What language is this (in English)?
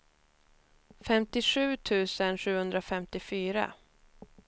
Swedish